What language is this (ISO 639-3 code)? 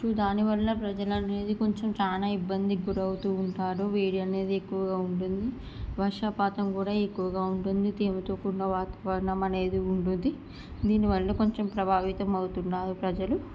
tel